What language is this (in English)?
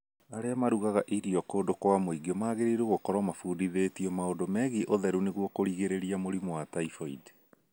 Kikuyu